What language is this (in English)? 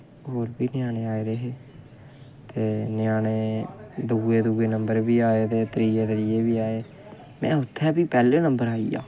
Dogri